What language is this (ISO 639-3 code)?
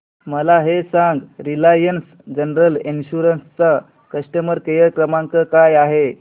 mar